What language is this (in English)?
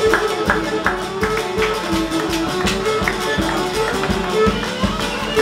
Arabic